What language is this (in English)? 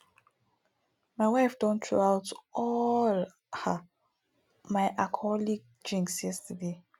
Nigerian Pidgin